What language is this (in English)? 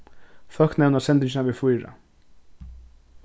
Faroese